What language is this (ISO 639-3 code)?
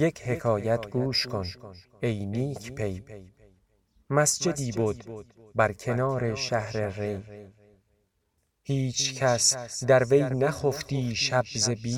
fas